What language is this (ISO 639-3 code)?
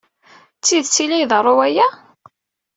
kab